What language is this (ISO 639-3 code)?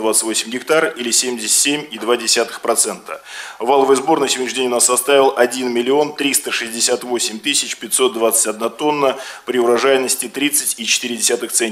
rus